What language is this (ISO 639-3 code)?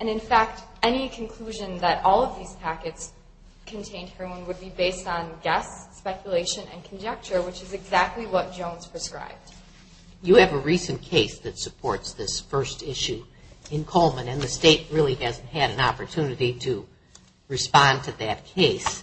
eng